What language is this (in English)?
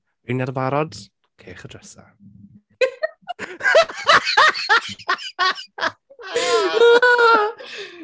Welsh